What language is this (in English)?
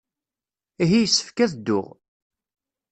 Kabyle